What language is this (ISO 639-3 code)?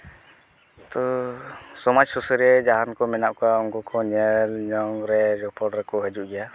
sat